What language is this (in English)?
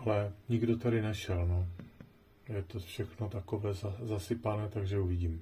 Czech